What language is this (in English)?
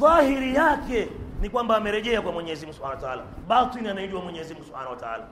Swahili